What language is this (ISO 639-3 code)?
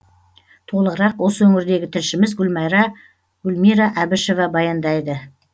kaz